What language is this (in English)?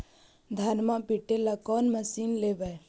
Magahi